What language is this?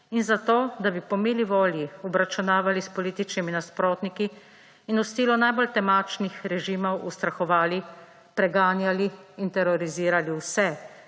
Slovenian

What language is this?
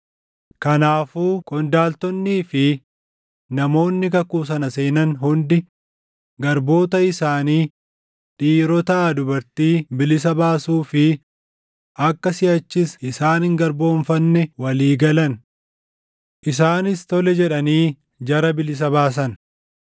Oromo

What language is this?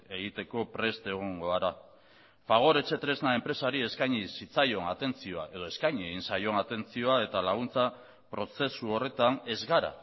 Basque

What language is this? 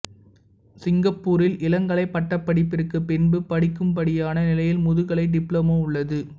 Tamil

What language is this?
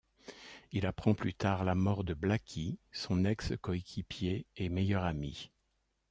French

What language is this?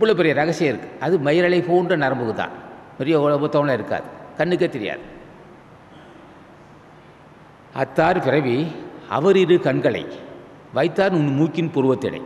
Thai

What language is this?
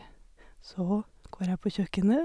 Norwegian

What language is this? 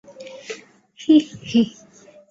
Bangla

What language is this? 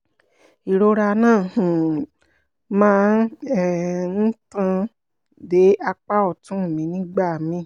Yoruba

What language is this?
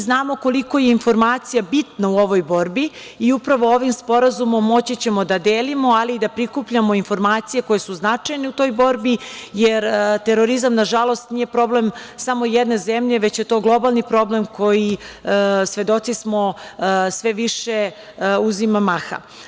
Serbian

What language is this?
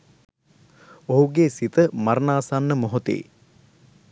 Sinhala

